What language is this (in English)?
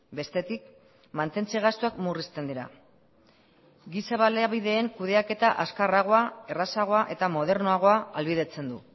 Basque